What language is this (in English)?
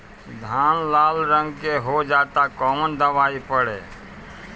Bhojpuri